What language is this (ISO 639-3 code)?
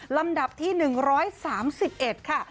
tha